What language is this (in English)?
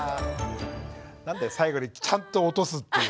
Japanese